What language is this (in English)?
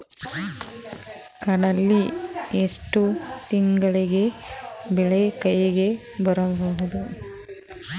Kannada